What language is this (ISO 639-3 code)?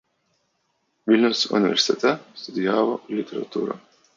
lit